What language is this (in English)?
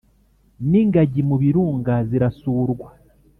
Kinyarwanda